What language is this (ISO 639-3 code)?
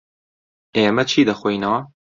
ckb